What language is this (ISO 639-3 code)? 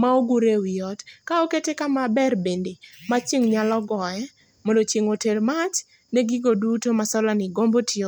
luo